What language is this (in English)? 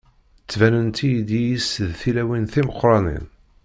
Kabyle